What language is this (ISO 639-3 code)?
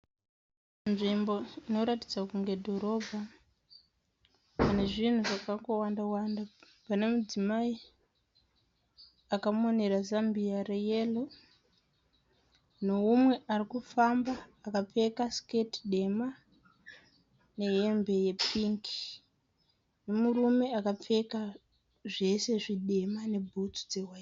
sna